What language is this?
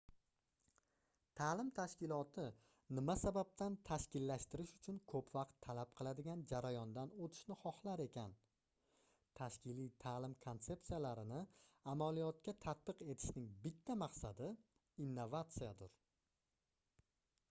Uzbek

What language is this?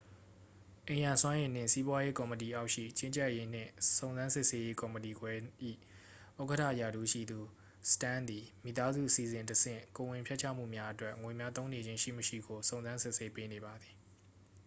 Burmese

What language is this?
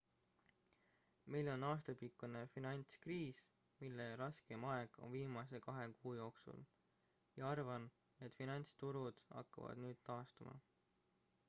Estonian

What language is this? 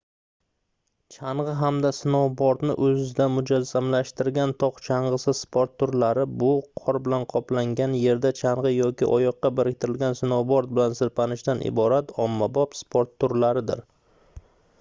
Uzbek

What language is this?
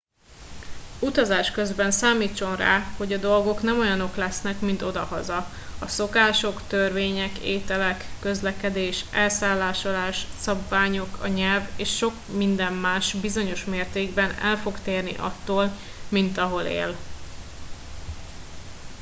Hungarian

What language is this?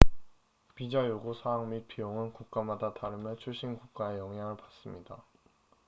Korean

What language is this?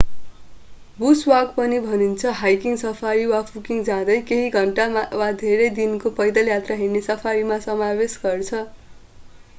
Nepali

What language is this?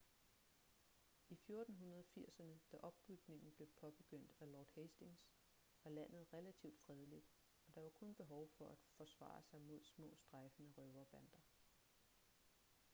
Danish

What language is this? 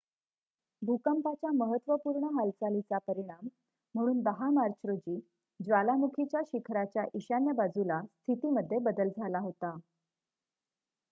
Marathi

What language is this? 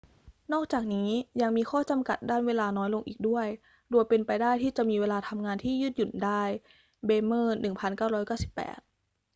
Thai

